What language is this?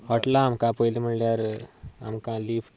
Konkani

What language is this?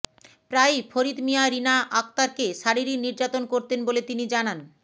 Bangla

